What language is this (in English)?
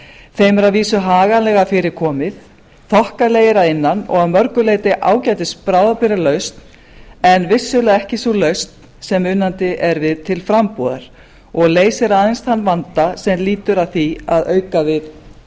Icelandic